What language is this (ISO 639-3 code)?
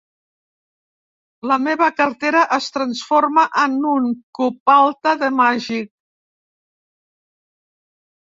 cat